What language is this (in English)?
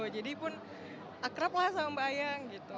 Indonesian